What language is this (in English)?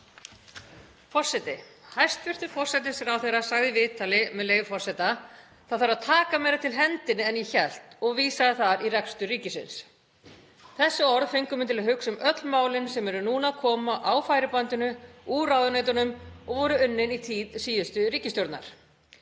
Icelandic